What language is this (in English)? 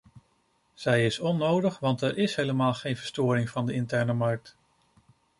Dutch